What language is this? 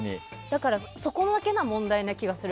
Japanese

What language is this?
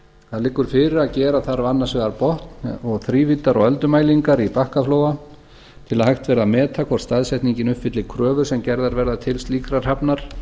Icelandic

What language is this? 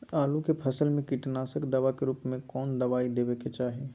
Magahi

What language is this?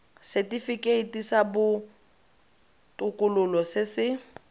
Tswana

